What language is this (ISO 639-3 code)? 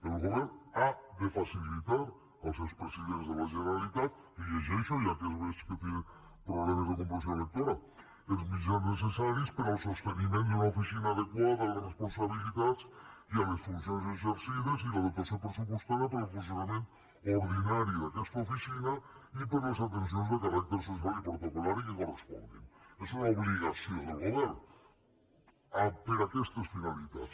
cat